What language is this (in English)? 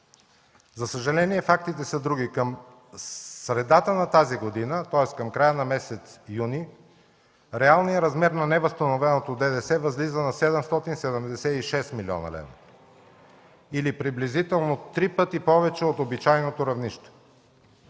Bulgarian